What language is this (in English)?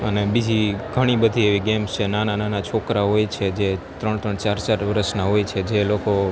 Gujarati